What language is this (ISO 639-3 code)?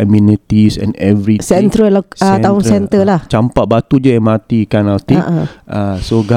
msa